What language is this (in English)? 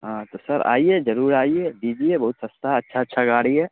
Urdu